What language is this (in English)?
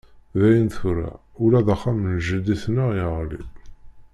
Kabyle